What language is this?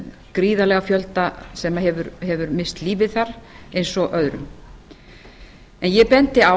Icelandic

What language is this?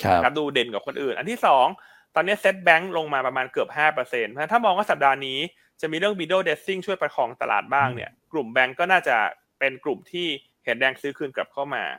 Thai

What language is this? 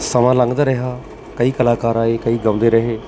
Punjabi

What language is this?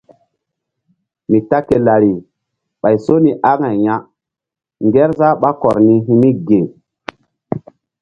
Mbum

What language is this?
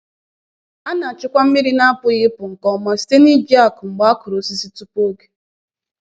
Igbo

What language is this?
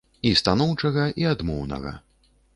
Belarusian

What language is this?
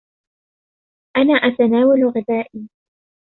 Arabic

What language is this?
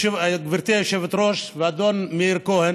Hebrew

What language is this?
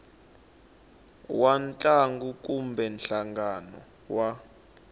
Tsonga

